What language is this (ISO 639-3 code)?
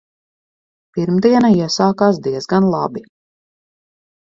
lav